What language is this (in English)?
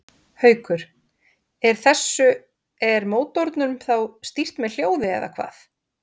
Icelandic